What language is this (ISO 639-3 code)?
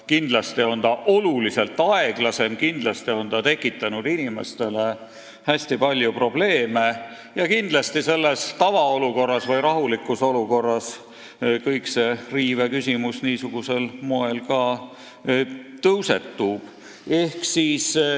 est